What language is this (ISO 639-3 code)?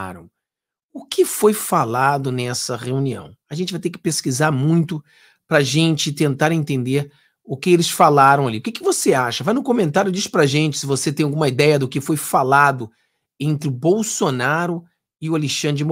por